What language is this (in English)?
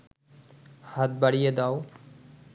Bangla